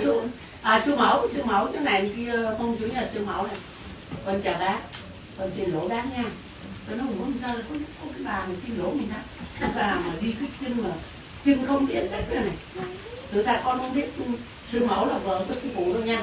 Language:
Vietnamese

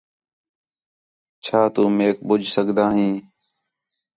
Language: Khetrani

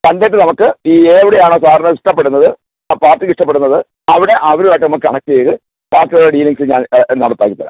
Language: Malayalam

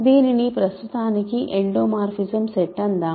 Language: Telugu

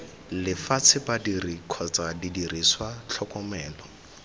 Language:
Tswana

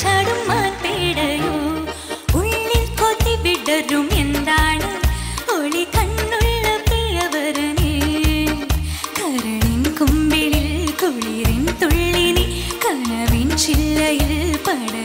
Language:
Thai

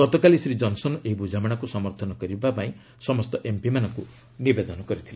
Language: Odia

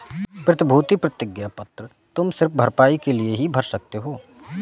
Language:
Hindi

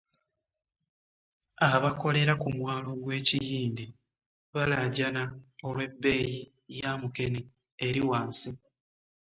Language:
Ganda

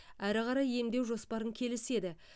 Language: Kazakh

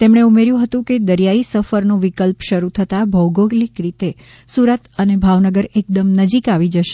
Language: Gujarati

